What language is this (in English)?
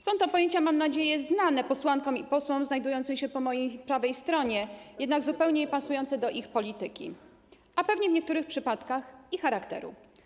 Polish